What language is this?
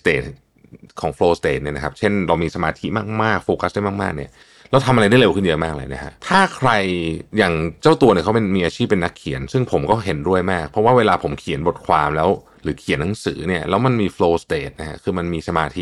Thai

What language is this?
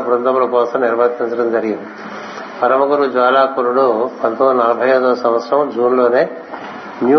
Telugu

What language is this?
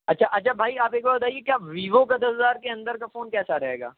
Urdu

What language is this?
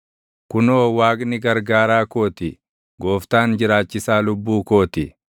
Oromo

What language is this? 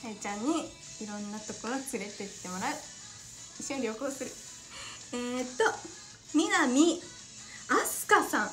Japanese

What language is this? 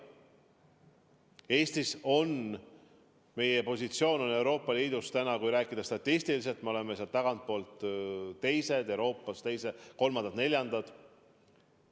Estonian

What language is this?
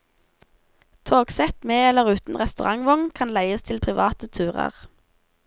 Norwegian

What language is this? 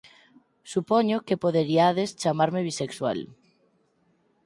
Galician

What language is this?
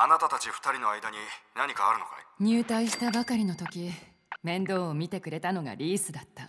Japanese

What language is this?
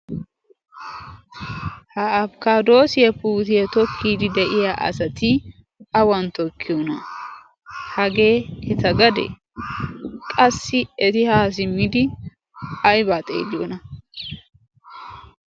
Wolaytta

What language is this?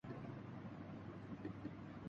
Urdu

